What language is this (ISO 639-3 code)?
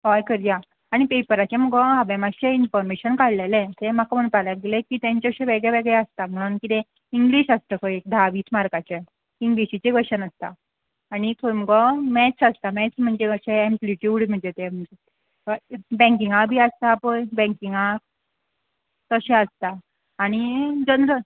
kok